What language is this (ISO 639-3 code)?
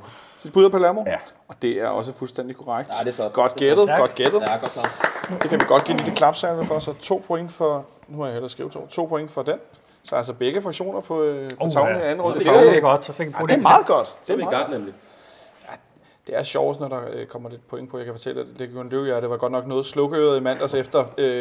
dan